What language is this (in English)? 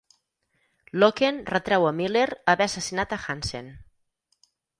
Catalan